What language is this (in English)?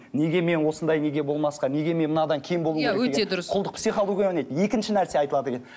Kazakh